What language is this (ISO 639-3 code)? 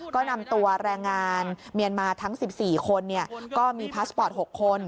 tha